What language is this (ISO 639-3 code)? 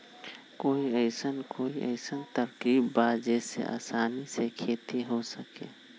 mag